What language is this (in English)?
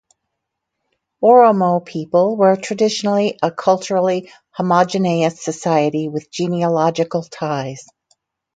English